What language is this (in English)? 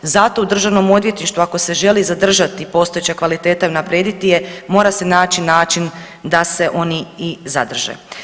Croatian